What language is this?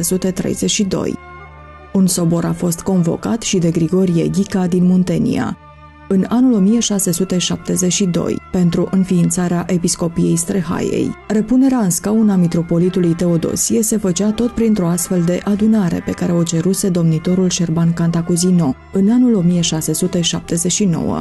Romanian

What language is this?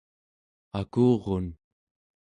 Central Yupik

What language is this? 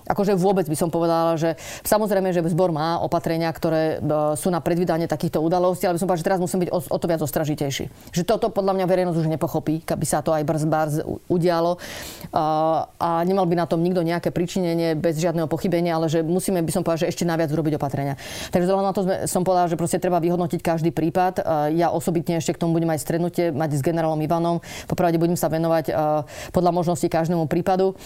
Slovak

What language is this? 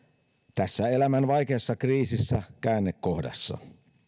Finnish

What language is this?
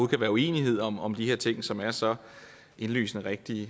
Danish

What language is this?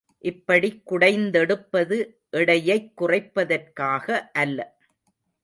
Tamil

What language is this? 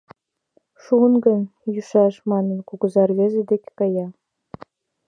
Mari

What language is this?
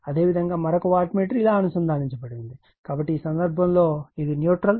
Telugu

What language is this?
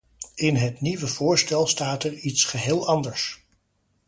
Dutch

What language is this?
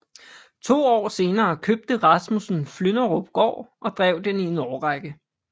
Danish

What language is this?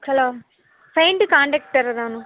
Tamil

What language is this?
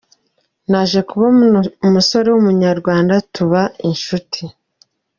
Kinyarwanda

